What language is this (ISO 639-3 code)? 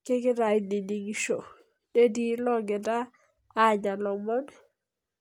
mas